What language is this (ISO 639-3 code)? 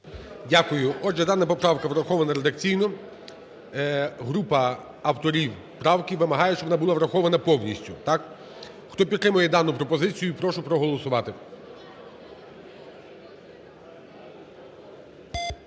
ukr